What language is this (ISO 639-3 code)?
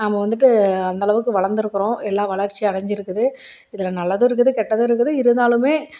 tam